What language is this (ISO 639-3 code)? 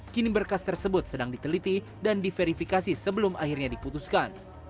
ind